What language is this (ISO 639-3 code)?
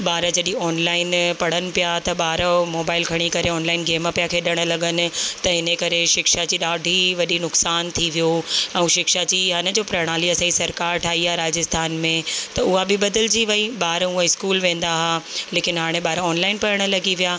snd